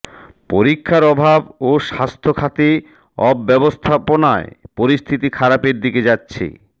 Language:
Bangla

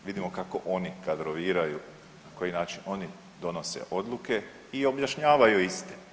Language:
Croatian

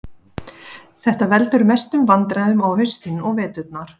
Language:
Icelandic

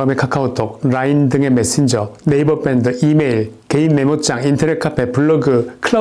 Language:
Korean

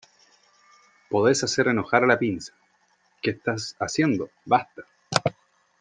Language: Spanish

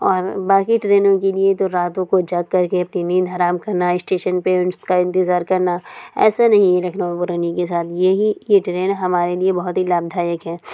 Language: Urdu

